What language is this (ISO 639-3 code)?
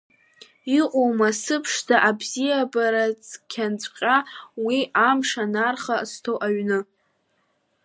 abk